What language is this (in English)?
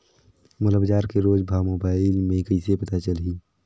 Chhattisgarhi